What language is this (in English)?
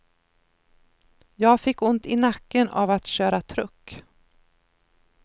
Swedish